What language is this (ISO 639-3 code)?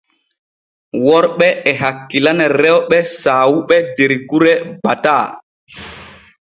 fue